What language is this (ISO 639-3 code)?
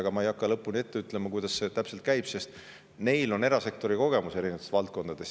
est